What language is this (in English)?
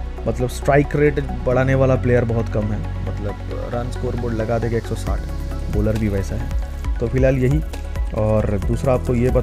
Hindi